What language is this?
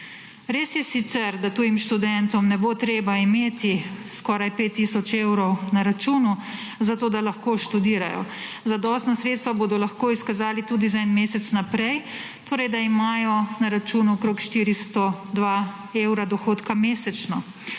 Slovenian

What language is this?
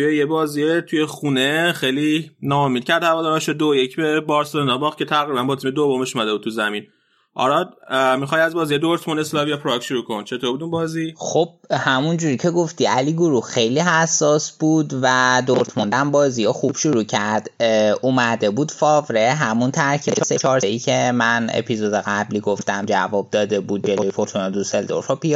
Persian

